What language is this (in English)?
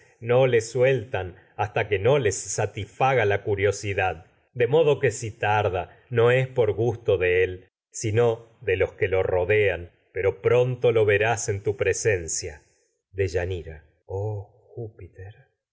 Spanish